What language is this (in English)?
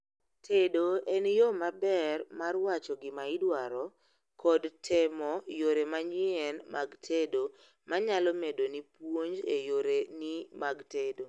Luo (Kenya and Tanzania)